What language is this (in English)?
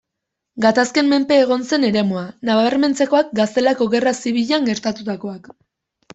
Basque